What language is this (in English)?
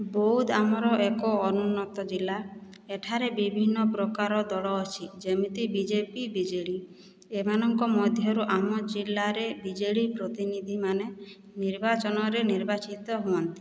Odia